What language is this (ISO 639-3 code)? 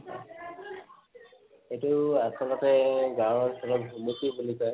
asm